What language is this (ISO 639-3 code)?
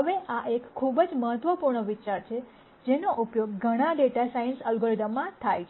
guj